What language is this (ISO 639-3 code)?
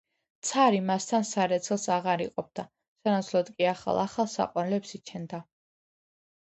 kat